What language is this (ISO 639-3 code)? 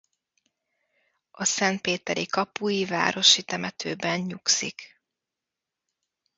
hun